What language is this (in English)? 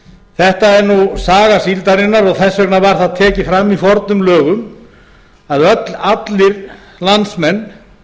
Icelandic